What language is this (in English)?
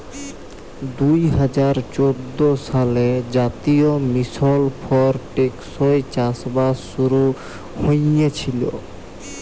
Bangla